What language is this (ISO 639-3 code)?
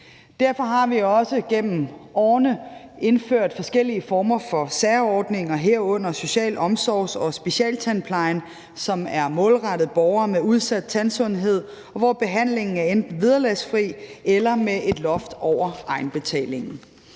dan